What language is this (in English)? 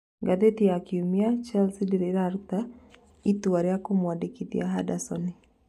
Kikuyu